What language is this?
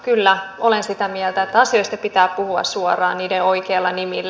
Finnish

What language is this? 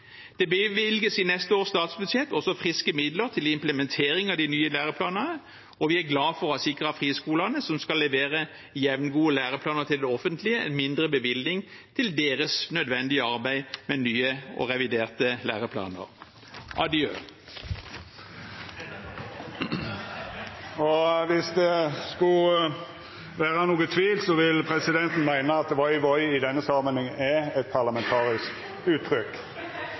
Norwegian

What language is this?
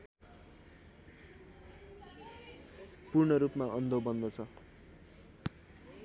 Nepali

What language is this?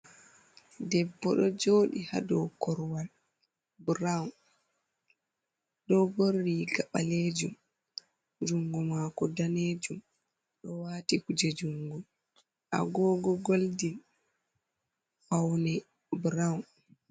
Fula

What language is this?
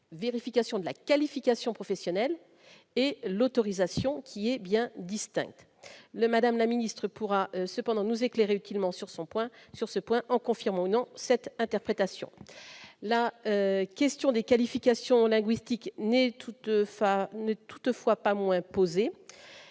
French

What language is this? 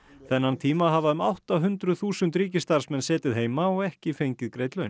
Icelandic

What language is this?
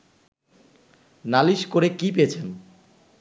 Bangla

